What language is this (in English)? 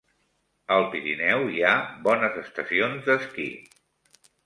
Catalan